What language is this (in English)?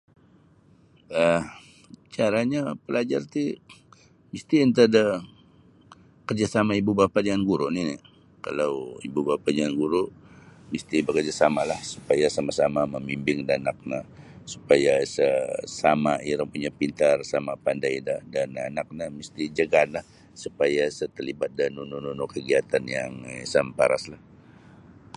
Sabah Bisaya